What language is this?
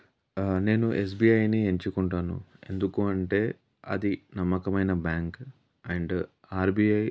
Telugu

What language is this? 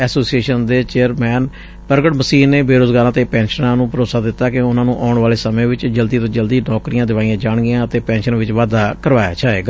Punjabi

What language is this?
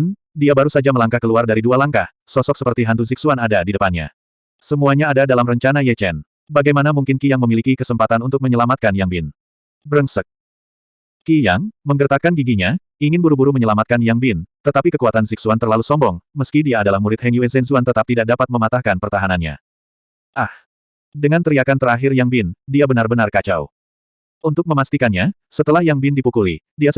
Indonesian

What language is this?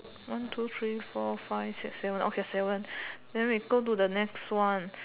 English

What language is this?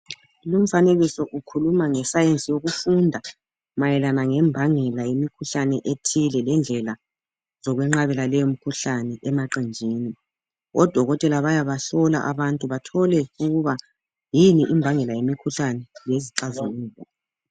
North Ndebele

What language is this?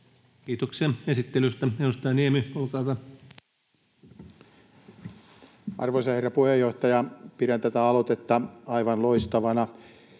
Finnish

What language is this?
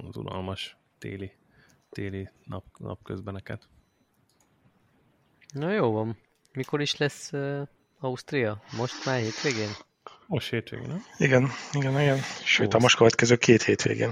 Hungarian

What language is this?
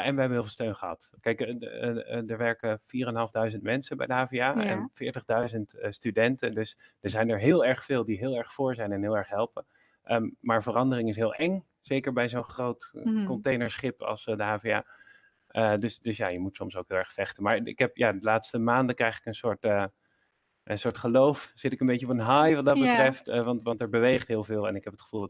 Dutch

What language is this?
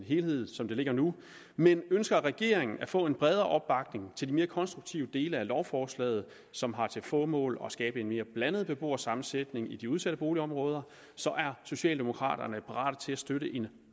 Danish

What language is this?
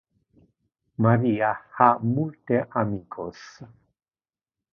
Interlingua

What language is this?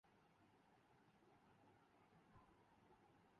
Urdu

